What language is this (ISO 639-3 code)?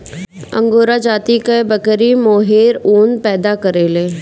bho